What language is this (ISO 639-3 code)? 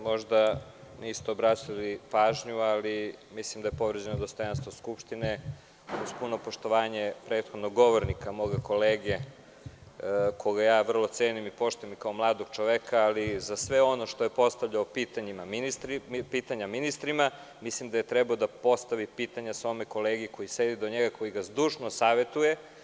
srp